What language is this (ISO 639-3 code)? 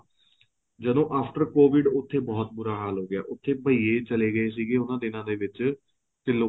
pan